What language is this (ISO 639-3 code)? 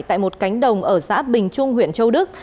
vie